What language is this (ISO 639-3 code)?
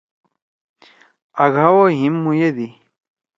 trw